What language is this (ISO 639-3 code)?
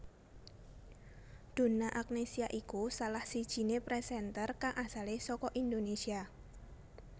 jav